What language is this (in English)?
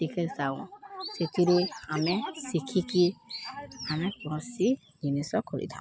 Odia